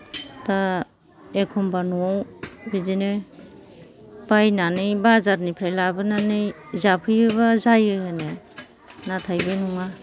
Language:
Bodo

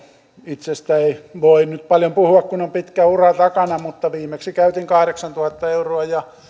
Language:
Finnish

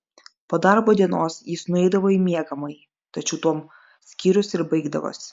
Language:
Lithuanian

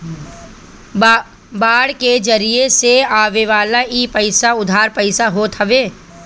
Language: Bhojpuri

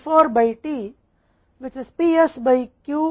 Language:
Hindi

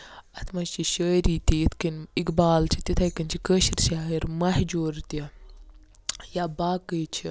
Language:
Kashmiri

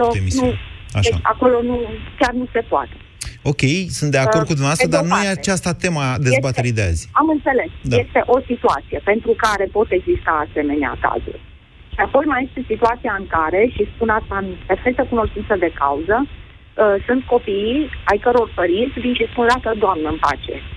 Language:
Romanian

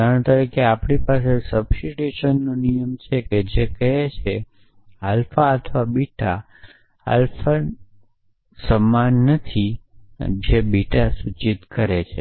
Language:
Gujarati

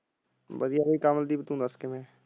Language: Punjabi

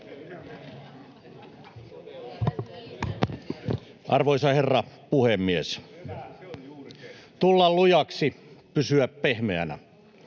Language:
Finnish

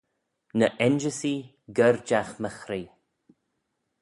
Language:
Manx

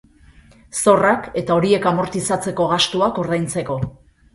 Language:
Basque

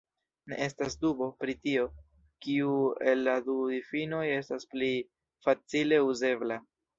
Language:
Esperanto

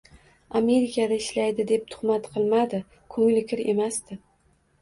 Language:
Uzbek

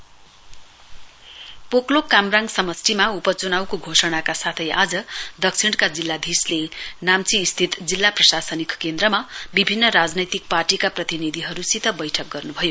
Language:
Nepali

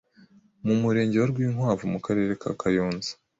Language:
Kinyarwanda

